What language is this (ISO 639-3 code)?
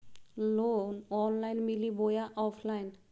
mag